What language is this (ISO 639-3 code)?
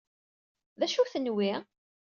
kab